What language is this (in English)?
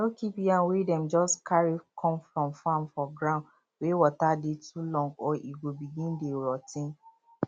Nigerian Pidgin